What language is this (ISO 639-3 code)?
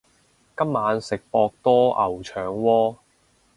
yue